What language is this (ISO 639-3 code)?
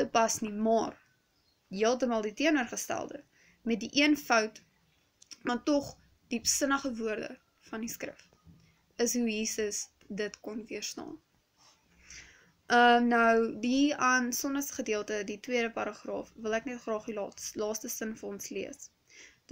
nld